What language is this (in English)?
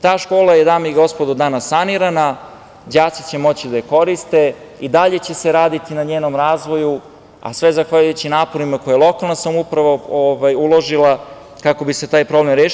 Serbian